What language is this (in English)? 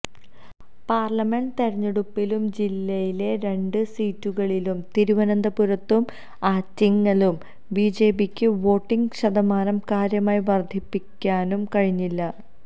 Malayalam